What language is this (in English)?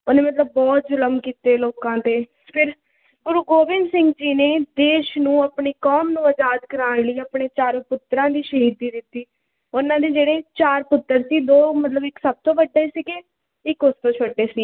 Punjabi